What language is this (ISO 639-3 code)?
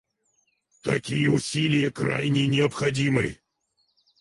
rus